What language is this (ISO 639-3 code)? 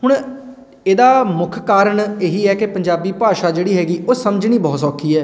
pan